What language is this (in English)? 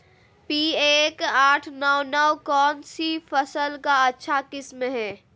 Magahi